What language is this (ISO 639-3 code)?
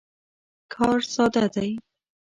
pus